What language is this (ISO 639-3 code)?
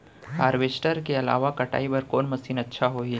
hne